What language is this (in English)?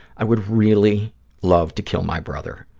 English